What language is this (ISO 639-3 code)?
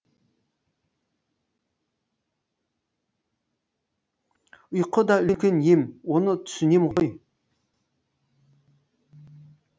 kaz